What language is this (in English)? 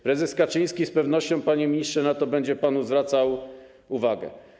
Polish